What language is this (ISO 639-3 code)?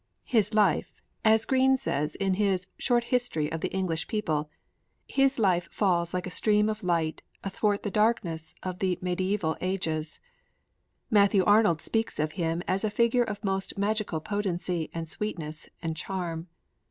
eng